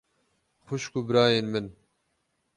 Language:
Kurdish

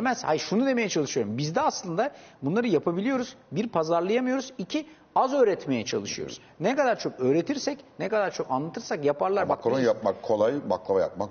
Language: Turkish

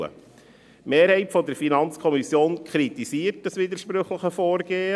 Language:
Swiss German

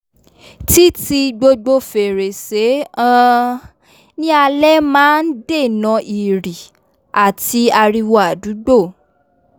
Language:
Yoruba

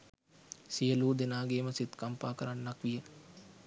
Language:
Sinhala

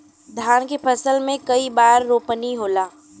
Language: Bhojpuri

